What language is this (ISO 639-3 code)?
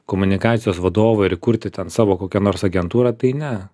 lit